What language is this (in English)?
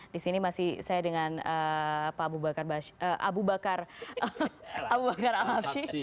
Indonesian